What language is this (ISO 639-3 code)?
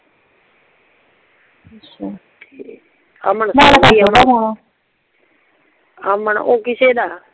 pan